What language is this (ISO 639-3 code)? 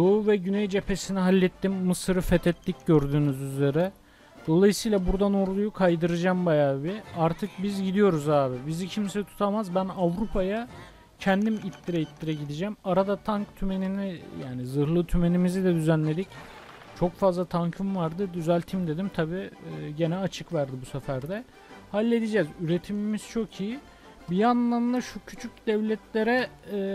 tur